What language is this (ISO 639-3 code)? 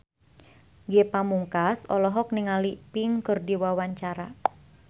sun